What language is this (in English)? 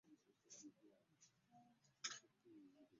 Ganda